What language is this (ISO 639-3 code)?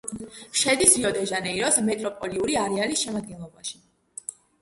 kat